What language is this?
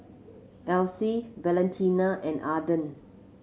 English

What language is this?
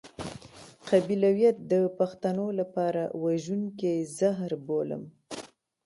Pashto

